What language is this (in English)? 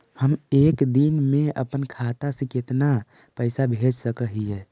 Magahi